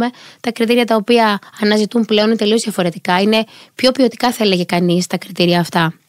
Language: Greek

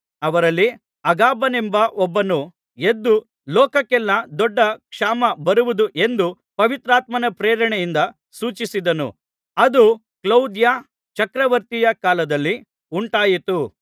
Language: Kannada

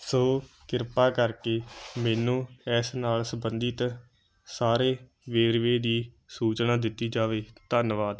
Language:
Punjabi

